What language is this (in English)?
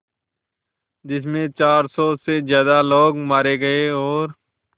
Hindi